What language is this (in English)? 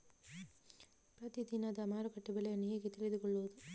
Kannada